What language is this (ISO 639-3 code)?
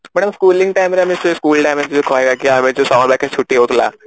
ori